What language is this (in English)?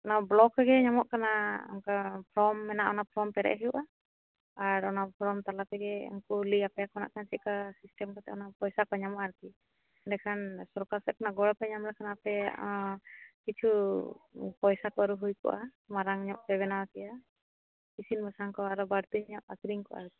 Santali